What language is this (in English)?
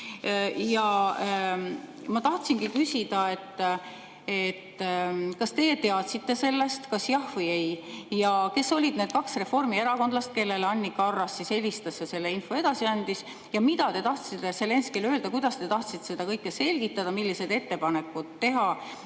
Estonian